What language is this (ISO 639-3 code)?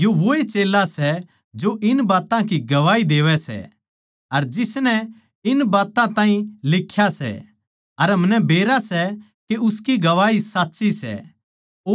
bgc